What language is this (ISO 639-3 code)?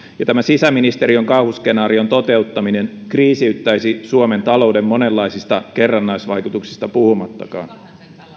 fin